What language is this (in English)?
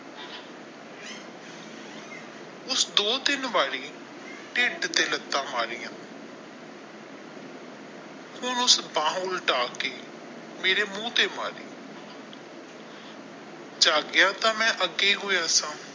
Punjabi